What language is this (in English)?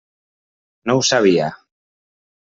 Catalan